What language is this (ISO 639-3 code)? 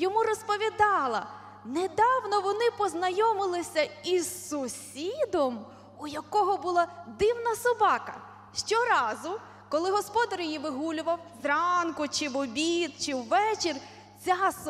ukr